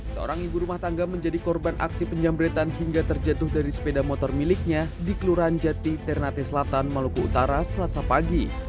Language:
Indonesian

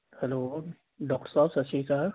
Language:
Punjabi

